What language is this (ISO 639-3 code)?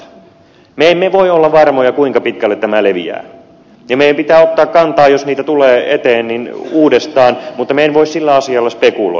fin